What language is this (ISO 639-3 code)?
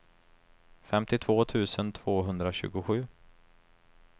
swe